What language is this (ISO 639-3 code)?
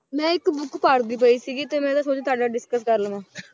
pan